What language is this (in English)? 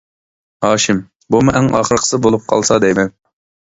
Uyghur